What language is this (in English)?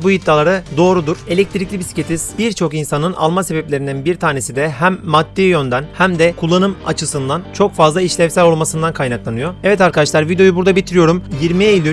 Turkish